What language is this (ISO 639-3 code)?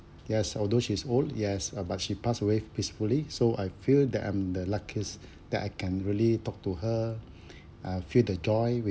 eng